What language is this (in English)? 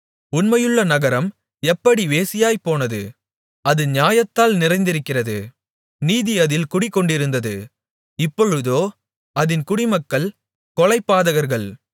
Tamil